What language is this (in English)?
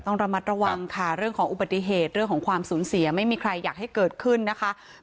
Thai